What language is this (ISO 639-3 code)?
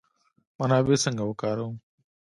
pus